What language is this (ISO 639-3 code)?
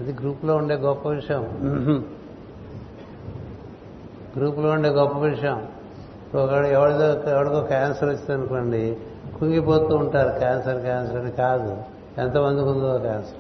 tel